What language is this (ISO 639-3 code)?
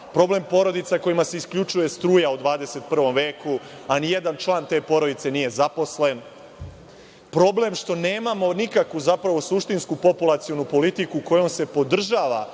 srp